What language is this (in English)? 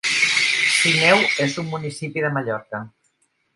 Catalan